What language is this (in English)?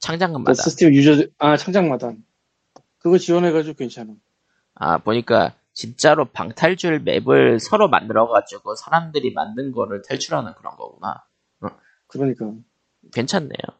Korean